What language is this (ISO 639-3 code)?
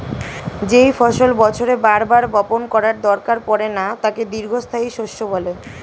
ben